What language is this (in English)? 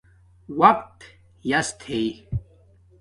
Domaaki